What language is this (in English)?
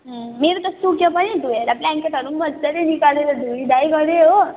Nepali